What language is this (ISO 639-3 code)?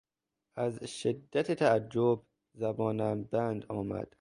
fas